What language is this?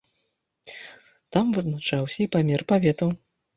Belarusian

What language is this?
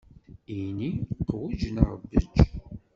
Kabyle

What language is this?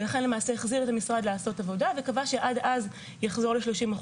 Hebrew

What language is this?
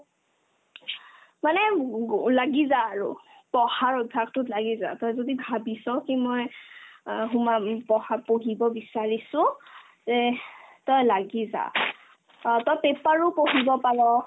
Assamese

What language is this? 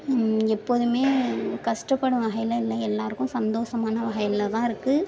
Tamil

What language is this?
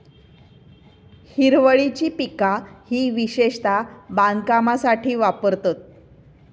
Marathi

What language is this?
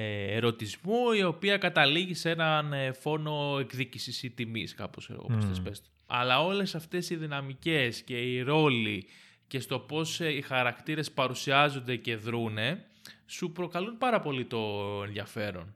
Greek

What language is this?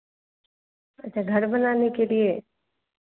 Hindi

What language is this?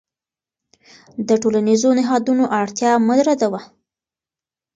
Pashto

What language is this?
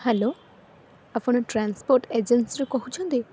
Odia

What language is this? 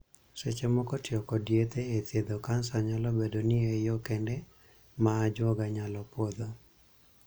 Luo (Kenya and Tanzania)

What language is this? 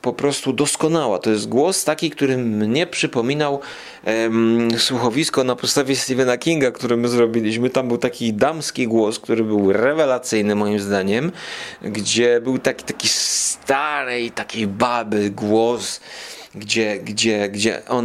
Polish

